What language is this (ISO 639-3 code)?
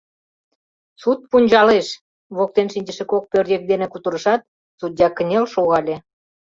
chm